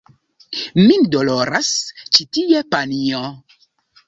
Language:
Esperanto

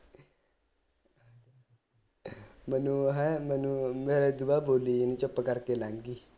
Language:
Punjabi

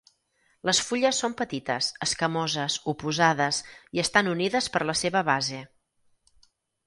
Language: Catalan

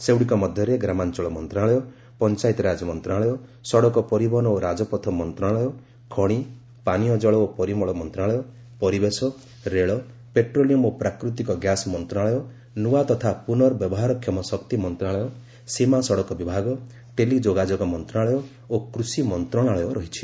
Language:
Odia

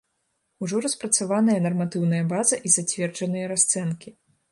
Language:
Belarusian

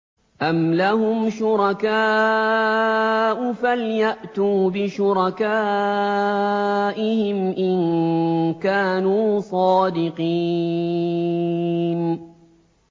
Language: Arabic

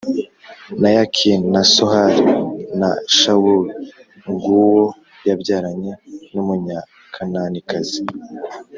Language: Kinyarwanda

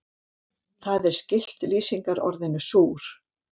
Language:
Icelandic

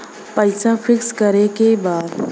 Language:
Bhojpuri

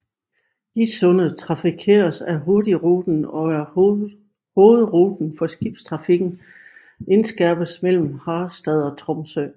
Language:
Danish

